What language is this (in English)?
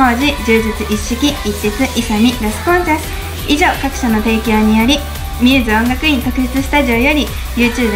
Japanese